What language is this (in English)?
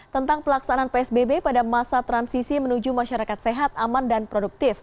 Indonesian